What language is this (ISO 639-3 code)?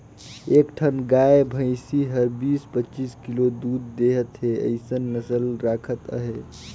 hne